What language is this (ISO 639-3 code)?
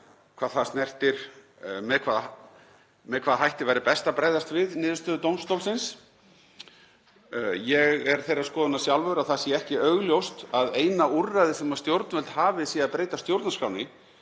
isl